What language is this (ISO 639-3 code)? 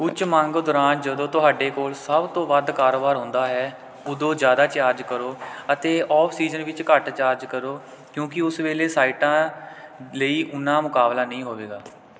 pan